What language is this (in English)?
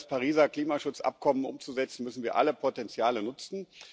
German